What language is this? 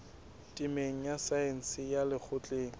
Southern Sotho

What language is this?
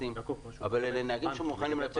Hebrew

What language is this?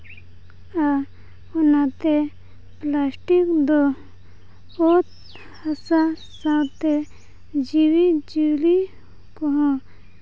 Santali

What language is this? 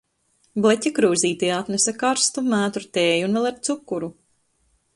Latvian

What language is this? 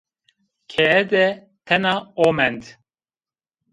Zaza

